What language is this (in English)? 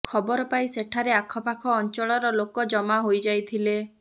Odia